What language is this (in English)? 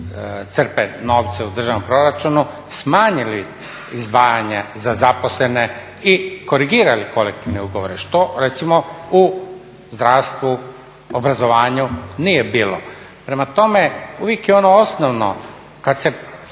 Croatian